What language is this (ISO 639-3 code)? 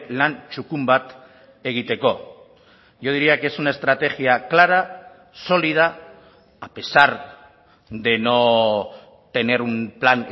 spa